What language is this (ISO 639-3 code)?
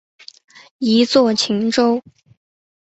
zho